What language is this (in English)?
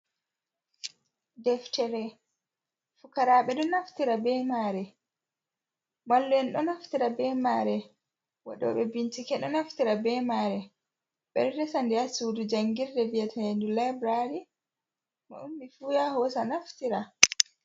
Fula